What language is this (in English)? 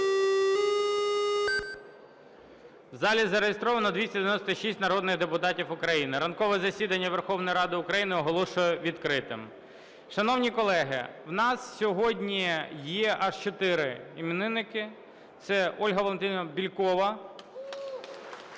Ukrainian